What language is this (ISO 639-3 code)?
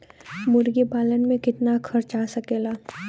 bho